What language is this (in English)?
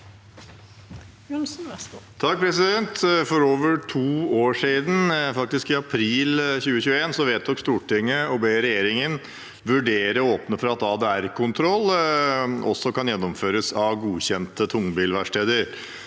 Norwegian